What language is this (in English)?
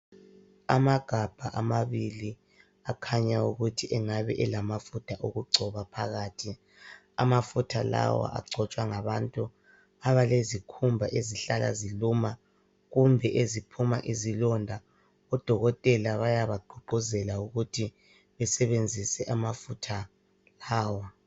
North Ndebele